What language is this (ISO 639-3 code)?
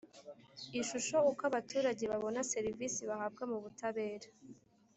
kin